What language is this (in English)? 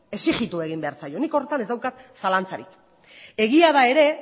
Basque